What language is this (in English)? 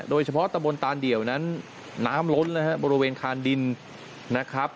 Thai